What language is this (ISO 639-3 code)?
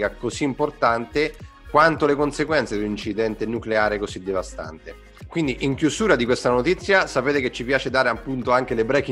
ita